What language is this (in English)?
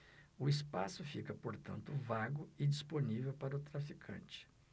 Portuguese